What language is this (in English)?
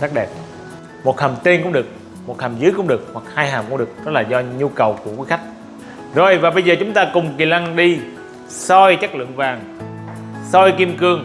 Vietnamese